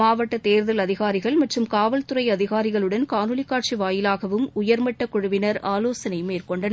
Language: Tamil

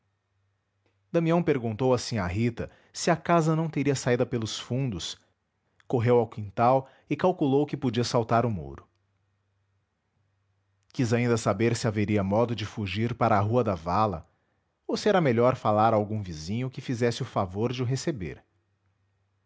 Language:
Portuguese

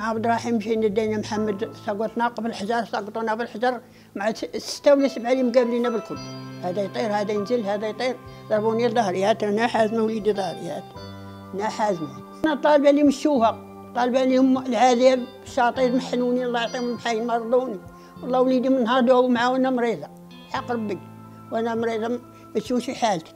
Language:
Arabic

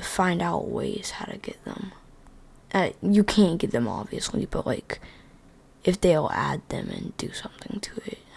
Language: English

